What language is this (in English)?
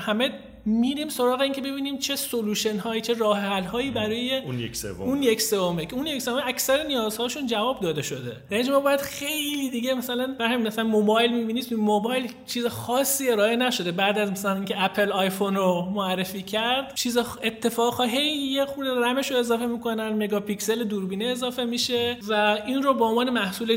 Persian